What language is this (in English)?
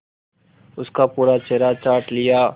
Hindi